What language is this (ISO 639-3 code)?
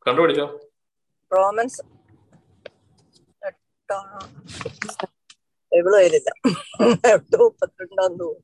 mal